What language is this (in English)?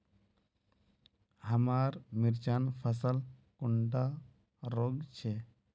Magahi